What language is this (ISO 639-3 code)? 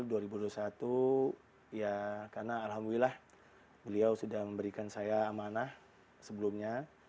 ind